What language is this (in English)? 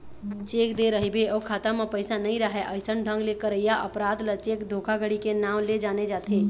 Chhattisgarhi